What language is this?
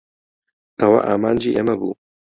Central Kurdish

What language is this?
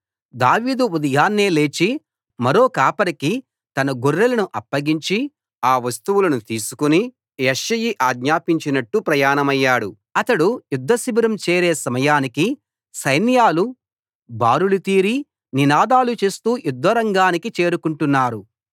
Telugu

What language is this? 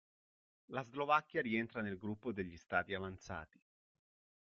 Italian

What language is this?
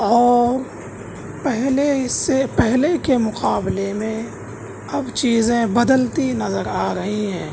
Urdu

